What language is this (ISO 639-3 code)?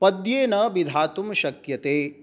san